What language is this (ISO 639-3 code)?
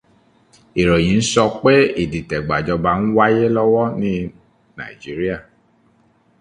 yor